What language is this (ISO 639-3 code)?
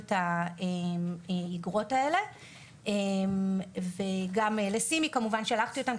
heb